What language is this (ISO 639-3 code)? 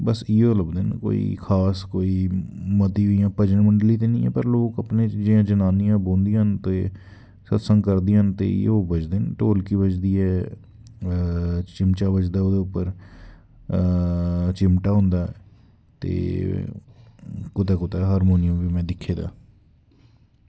doi